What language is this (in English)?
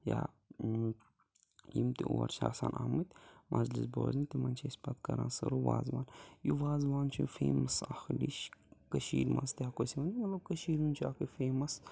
Kashmiri